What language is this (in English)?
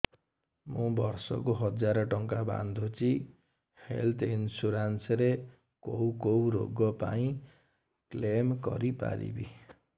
Odia